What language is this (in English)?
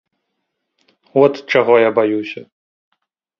Belarusian